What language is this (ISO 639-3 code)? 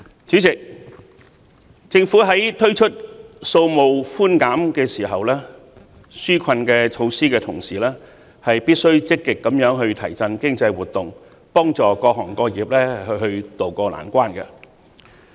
yue